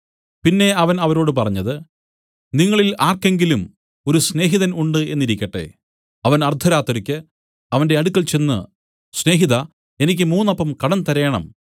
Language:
Malayalam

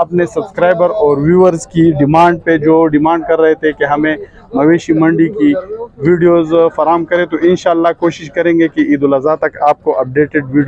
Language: Arabic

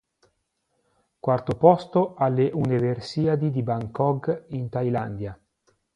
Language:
Italian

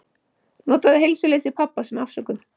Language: Icelandic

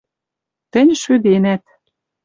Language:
Western Mari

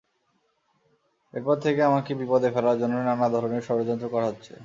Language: Bangla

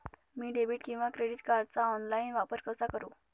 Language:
Marathi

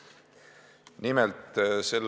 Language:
Estonian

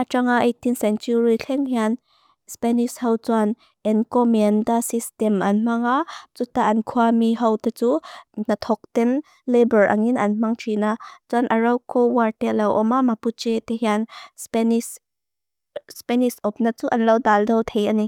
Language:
Mizo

